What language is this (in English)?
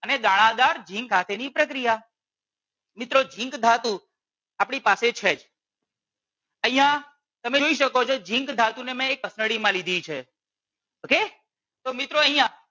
Gujarati